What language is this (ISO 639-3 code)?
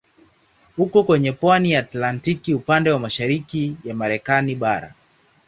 swa